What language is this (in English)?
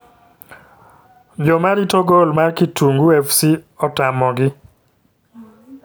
Luo (Kenya and Tanzania)